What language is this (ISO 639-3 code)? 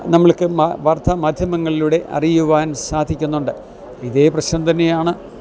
mal